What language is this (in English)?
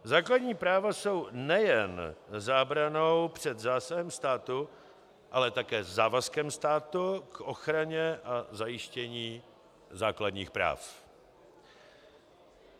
Czech